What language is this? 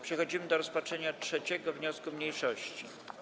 Polish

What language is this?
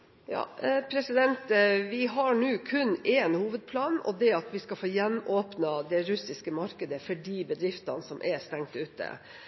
Norwegian Bokmål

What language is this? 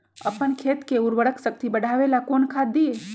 Magahi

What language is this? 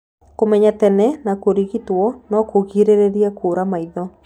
Kikuyu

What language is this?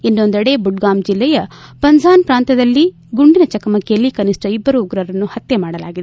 Kannada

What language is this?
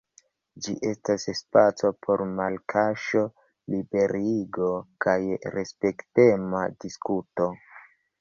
Esperanto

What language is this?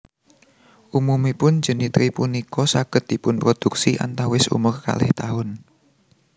Javanese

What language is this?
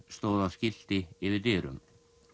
Icelandic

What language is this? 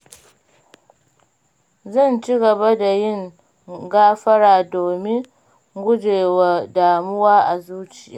Hausa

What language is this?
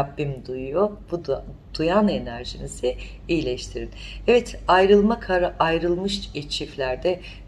Turkish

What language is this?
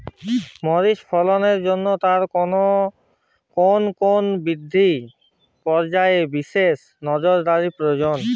Bangla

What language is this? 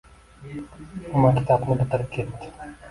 Uzbek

